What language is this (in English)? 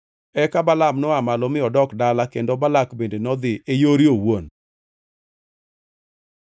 Luo (Kenya and Tanzania)